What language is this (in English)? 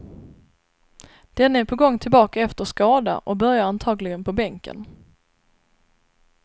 Swedish